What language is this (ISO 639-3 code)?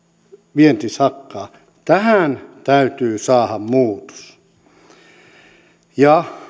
fin